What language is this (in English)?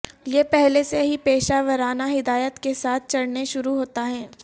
Urdu